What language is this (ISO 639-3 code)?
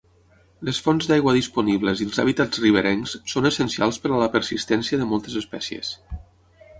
cat